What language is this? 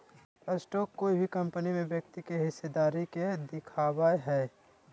Magahi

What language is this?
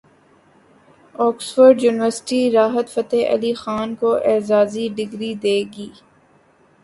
Urdu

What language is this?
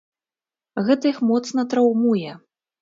Belarusian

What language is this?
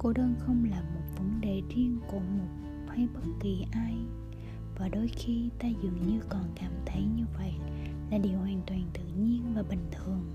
Vietnamese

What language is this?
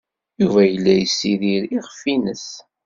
Kabyle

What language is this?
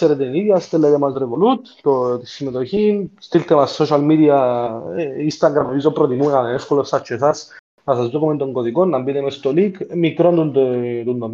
Greek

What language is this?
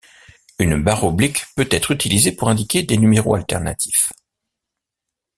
French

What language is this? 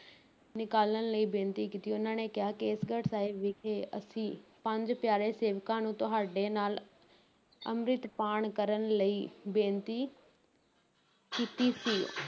Punjabi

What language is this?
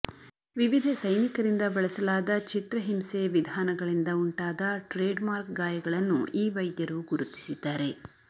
Kannada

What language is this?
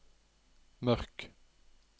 Norwegian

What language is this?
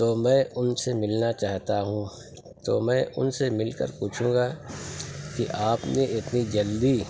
Urdu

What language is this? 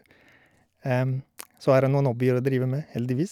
Norwegian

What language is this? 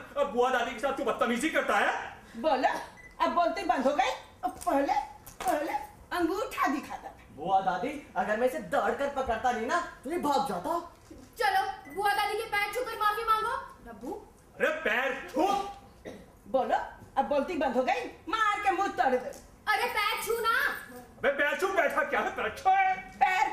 Hindi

